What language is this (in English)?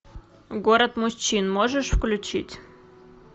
Russian